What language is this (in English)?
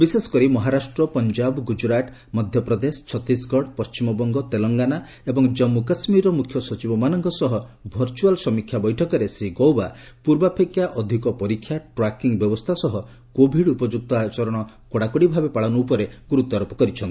Odia